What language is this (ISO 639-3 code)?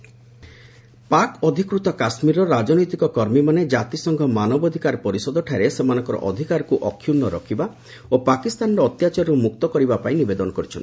ori